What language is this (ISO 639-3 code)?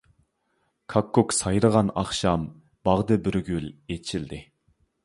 uig